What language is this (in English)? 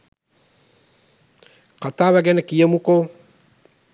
Sinhala